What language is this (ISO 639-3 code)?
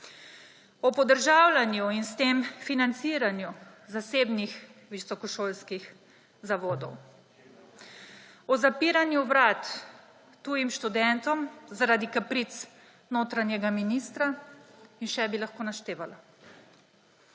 slv